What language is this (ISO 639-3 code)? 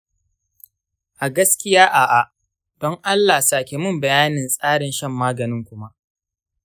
hau